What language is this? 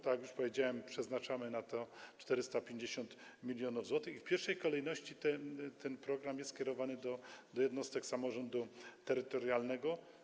Polish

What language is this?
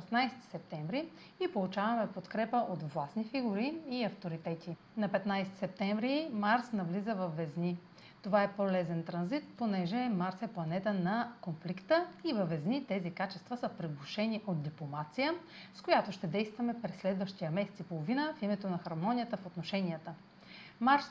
Bulgarian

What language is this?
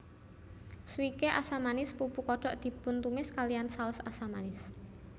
Javanese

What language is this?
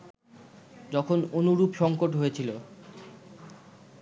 Bangla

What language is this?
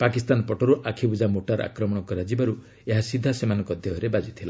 Odia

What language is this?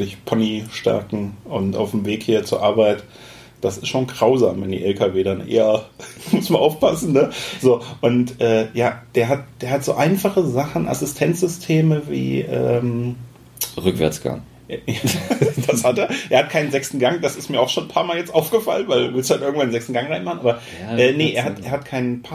German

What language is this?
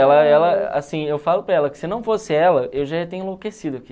Portuguese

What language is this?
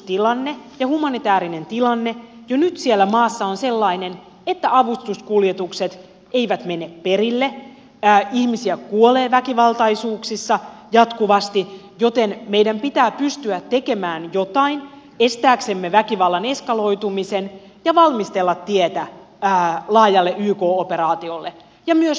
Finnish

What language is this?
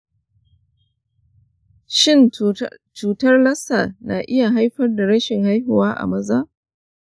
Hausa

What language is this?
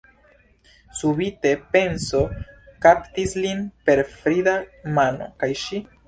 Esperanto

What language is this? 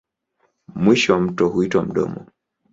Swahili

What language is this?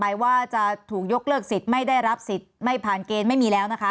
Thai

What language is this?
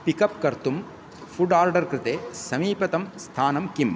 Sanskrit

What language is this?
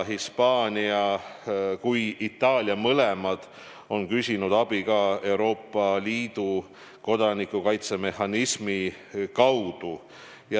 Estonian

